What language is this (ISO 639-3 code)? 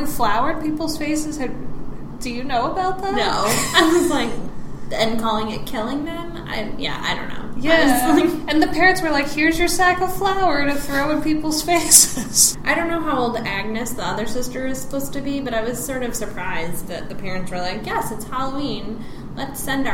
eng